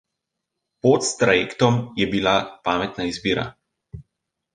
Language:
Slovenian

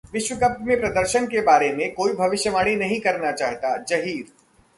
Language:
Hindi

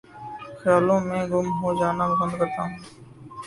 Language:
Urdu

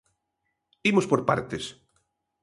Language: Galician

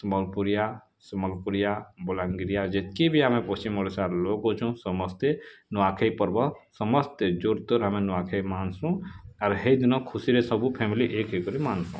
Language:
Odia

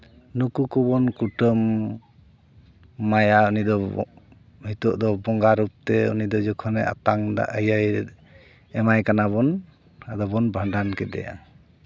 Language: Santali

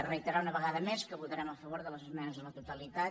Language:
Catalan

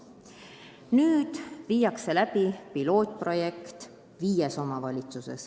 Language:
Estonian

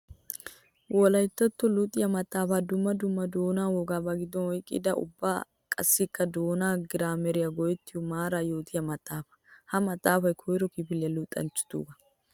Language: Wolaytta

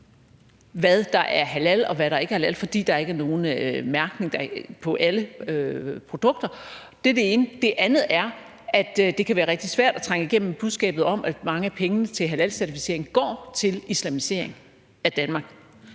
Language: Danish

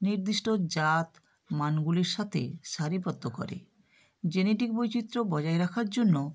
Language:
Bangla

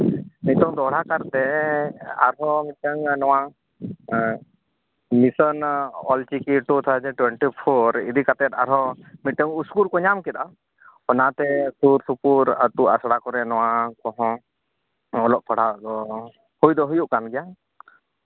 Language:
Santali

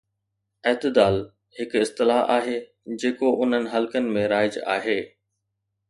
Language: Sindhi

